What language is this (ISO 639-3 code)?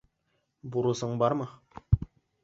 bak